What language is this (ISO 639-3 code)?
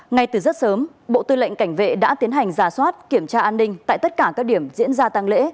vie